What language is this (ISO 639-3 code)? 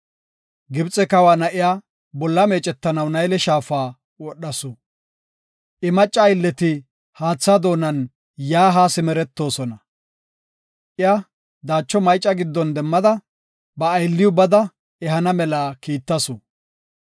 gof